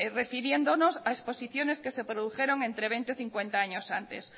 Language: Spanish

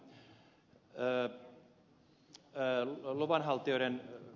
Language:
Finnish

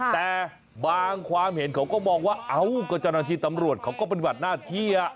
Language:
Thai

